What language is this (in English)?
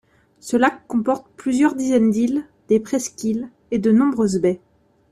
French